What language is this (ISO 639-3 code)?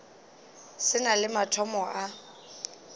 nso